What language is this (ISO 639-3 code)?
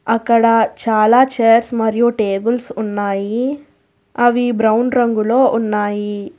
tel